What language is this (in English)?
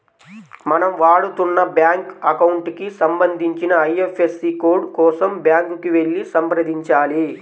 Telugu